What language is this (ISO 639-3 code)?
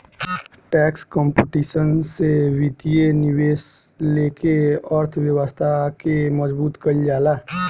bho